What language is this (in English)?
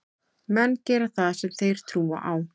Icelandic